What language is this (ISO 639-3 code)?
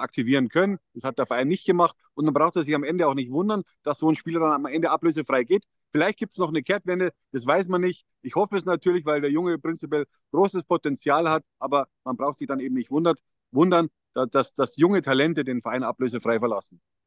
deu